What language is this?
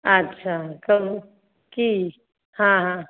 Maithili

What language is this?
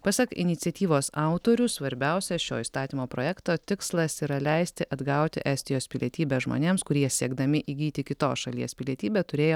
Lithuanian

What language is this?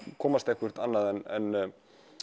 Icelandic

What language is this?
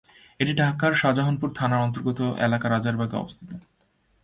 Bangla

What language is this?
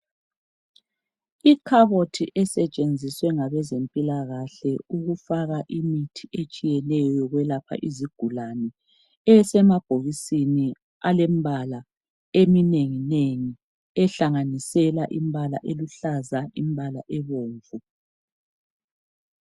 North Ndebele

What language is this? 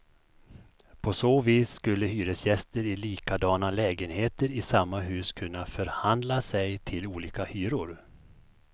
Swedish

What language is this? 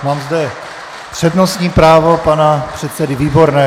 Czech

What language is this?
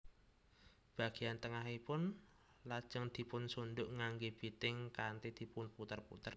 Javanese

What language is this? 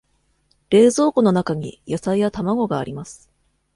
Japanese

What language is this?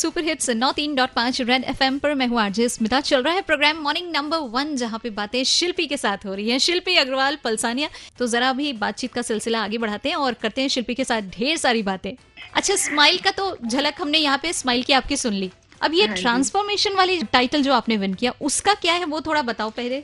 Hindi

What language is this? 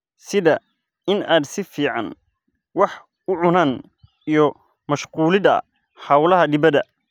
Somali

